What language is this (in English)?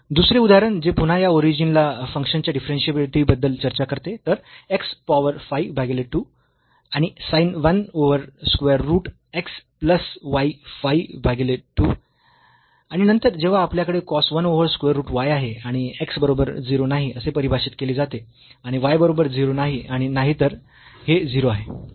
Marathi